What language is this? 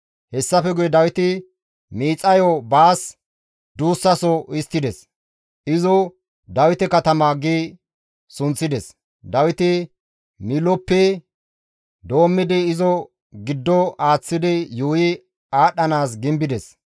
Gamo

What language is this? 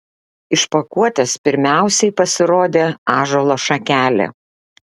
Lithuanian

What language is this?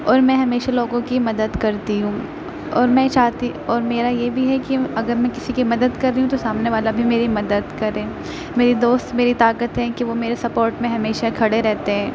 Urdu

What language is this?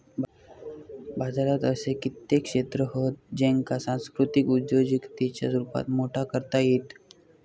Marathi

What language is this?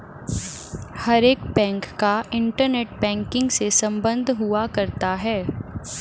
Hindi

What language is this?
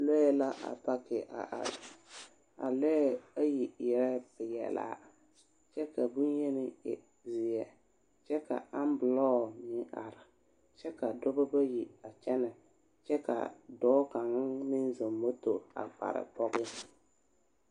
Southern Dagaare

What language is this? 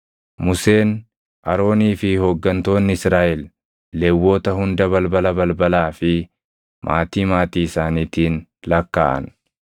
Oromo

